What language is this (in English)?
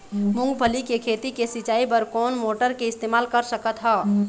Chhattisgarhi